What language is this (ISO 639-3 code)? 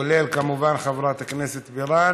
heb